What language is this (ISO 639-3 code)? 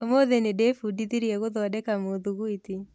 kik